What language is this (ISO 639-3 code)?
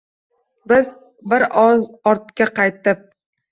uzb